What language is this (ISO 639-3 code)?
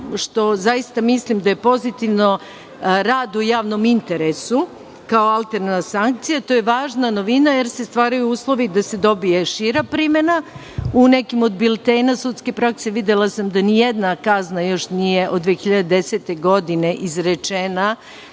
srp